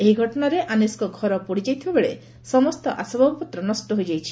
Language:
Odia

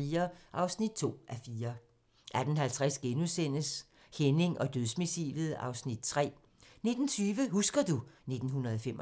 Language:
Danish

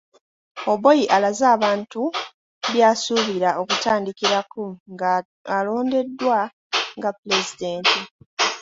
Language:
Ganda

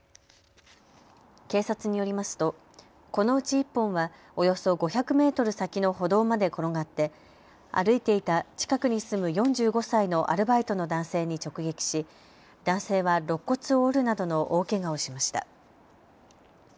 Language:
Japanese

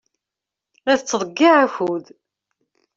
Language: Kabyle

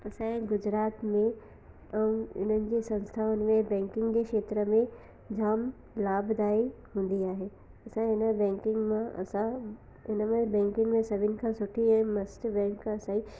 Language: Sindhi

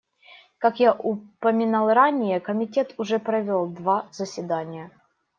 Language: Russian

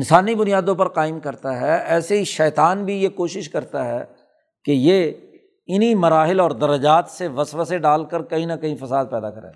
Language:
Urdu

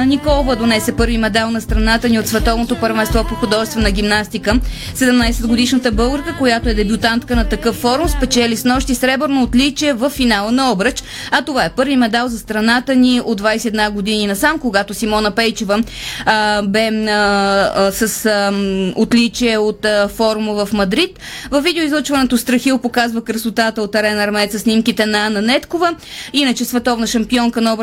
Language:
Bulgarian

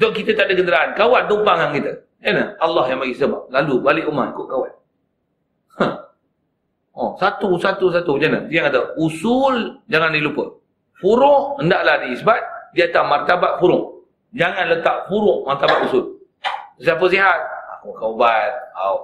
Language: Malay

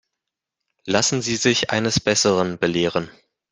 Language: German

